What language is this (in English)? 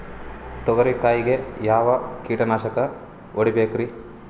Kannada